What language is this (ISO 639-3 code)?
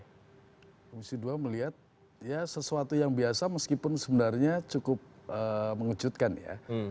ind